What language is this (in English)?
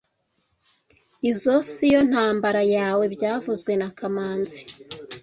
Kinyarwanda